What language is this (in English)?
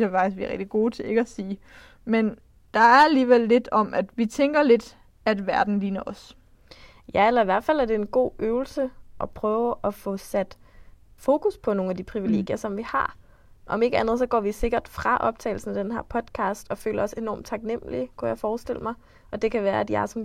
Danish